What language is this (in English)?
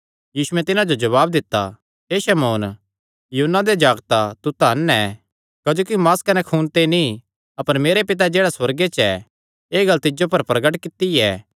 Kangri